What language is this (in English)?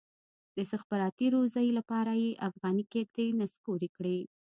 Pashto